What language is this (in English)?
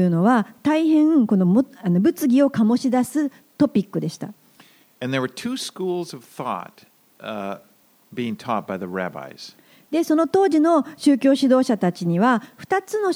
Japanese